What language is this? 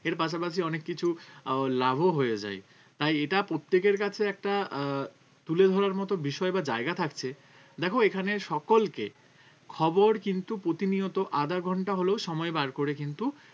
Bangla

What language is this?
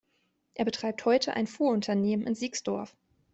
German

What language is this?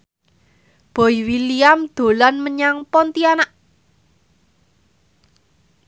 Javanese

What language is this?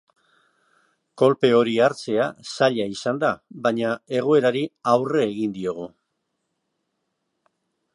Basque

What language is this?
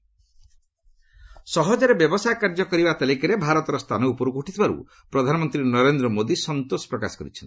Odia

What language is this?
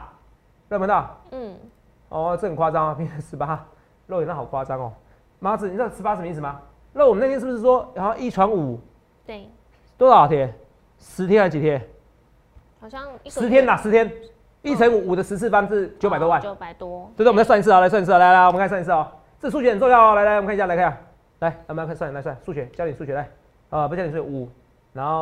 Chinese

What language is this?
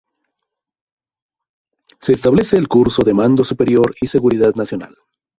Spanish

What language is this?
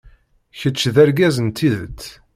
Kabyle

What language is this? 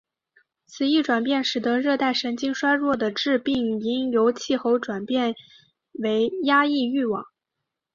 Chinese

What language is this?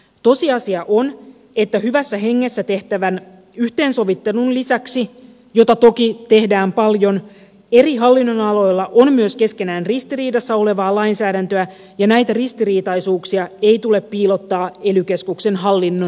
Finnish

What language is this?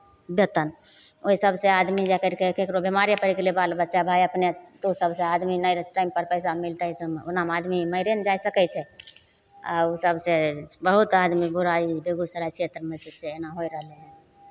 Maithili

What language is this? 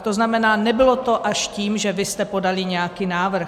Czech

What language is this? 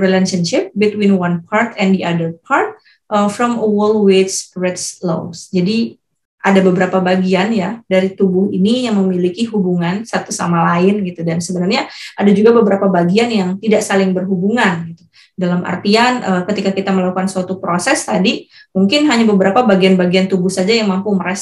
Indonesian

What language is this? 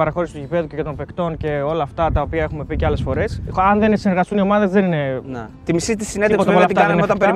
Greek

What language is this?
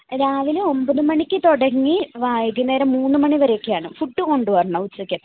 Malayalam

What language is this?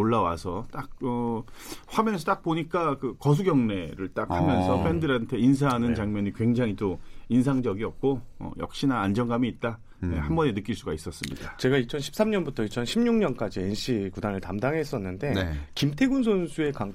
Korean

